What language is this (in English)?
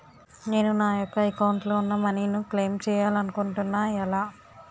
Telugu